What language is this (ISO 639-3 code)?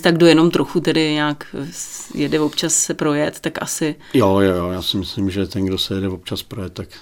ces